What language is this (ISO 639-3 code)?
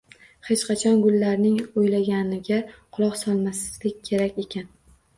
uzb